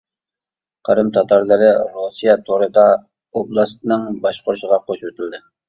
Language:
Uyghur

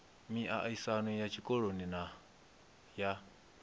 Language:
Venda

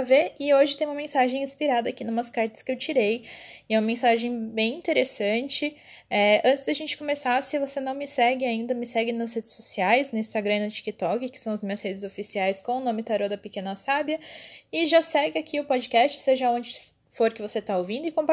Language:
Portuguese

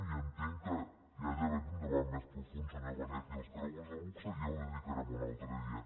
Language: Catalan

